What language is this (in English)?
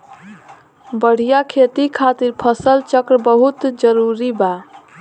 Bhojpuri